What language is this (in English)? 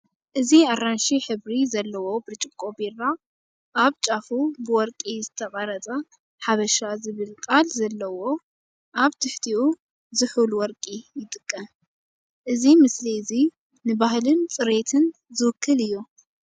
Tigrinya